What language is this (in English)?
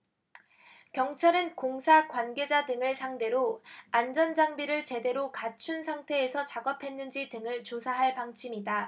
Korean